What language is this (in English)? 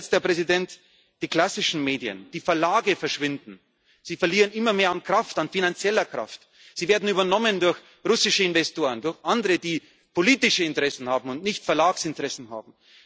German